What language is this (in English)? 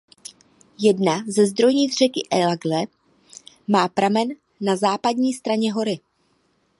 Czech